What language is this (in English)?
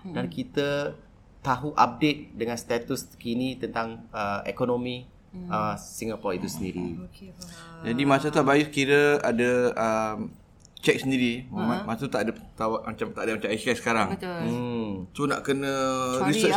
Malay